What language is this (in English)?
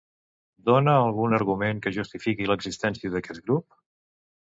Catalan